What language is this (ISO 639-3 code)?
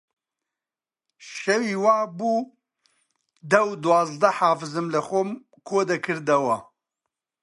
ckb